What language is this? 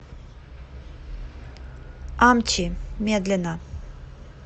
Russian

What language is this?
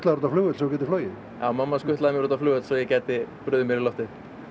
Icelandic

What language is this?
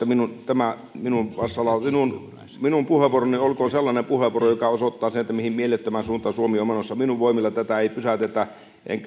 Finnish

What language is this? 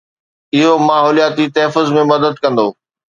Sindhi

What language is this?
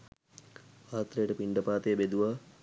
Sinhala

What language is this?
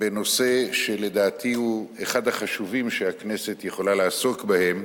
Hebrew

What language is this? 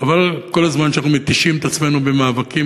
Hebrew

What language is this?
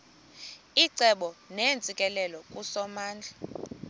Xhosa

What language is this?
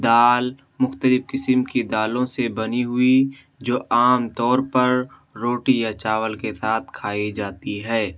Urdu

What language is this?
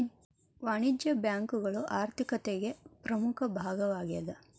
Kannada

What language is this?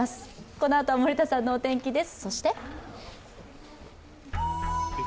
Japanese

